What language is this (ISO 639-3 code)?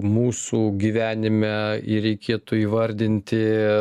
lit